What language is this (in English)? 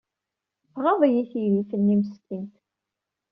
Kabyle